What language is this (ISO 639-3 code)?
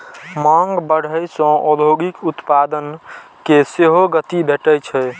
mai